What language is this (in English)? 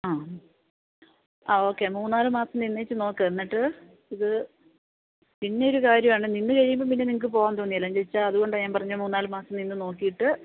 Malayalam